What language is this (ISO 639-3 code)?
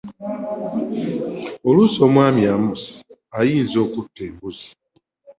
lug